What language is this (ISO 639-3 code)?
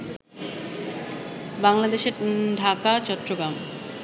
ben